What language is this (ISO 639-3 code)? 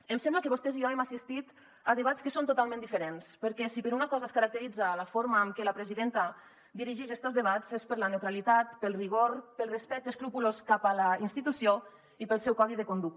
cat